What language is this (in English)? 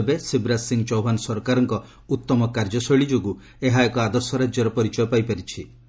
Odia